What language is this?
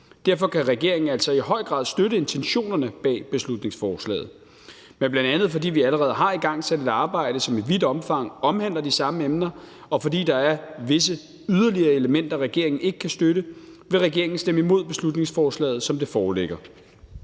Danish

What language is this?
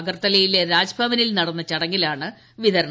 Malayalam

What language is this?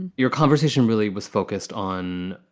English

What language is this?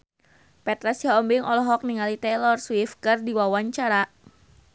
Sundanese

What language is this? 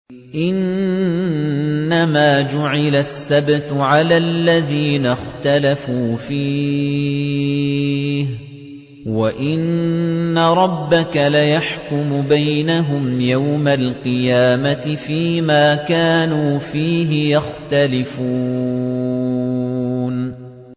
Arabic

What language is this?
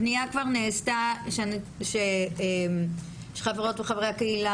Hebrew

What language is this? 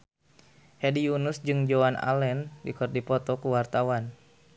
Sundanese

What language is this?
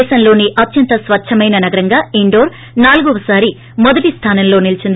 Telugu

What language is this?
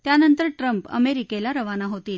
Marathi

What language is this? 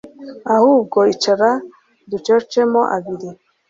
Kinyarwanda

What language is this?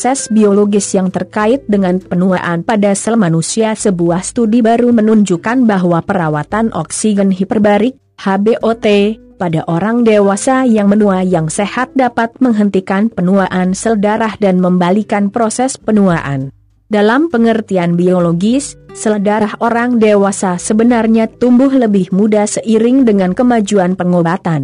Indonesian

